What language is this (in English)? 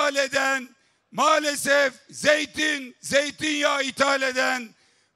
Turkish